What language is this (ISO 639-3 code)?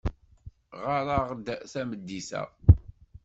kab